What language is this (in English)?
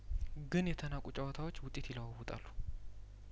Amharic